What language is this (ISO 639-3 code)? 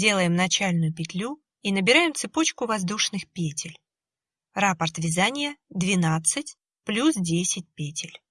rus